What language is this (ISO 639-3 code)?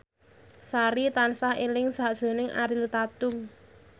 jav